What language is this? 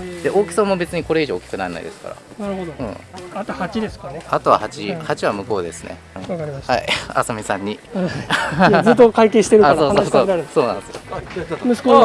Japanese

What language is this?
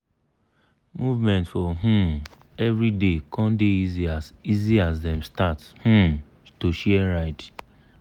Nigerian Pidgin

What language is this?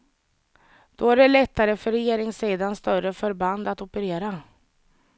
Swedish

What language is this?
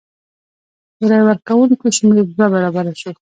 Pashto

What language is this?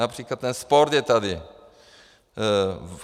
Czech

